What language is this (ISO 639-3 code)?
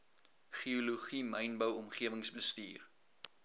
afr